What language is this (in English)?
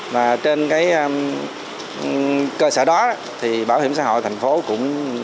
Vietnamese